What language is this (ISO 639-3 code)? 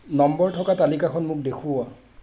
asm